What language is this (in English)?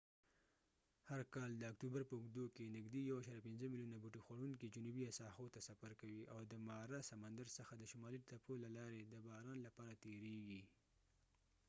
Pashto